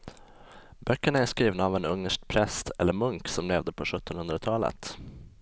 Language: Swedish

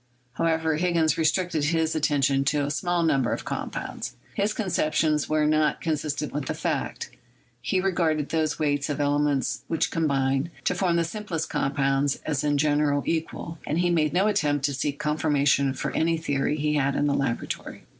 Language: English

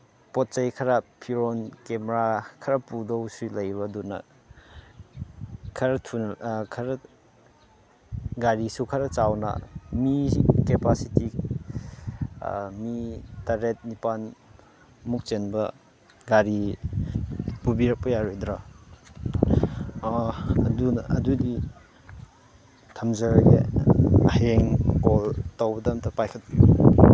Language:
Manipuri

